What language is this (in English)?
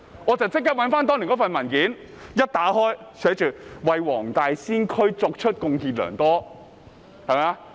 Cantonese